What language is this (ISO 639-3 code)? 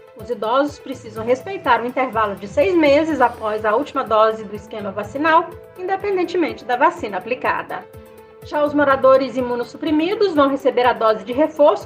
por